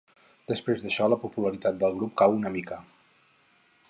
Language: Catalan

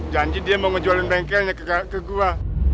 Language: Indonesian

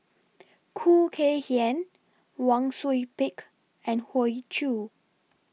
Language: English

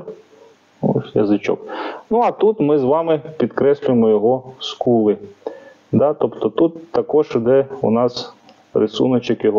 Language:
Ukrainian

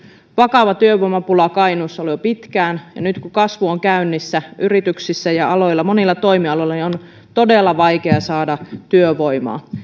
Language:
Finnish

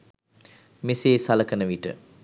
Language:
Sinhala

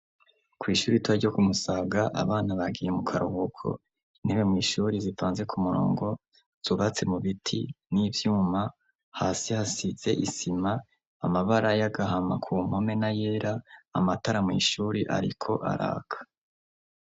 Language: Rundi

